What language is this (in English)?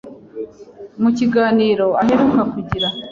Kinyarwanda